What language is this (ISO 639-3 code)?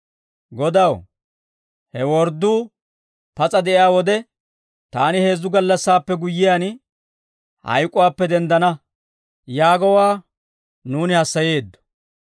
dwr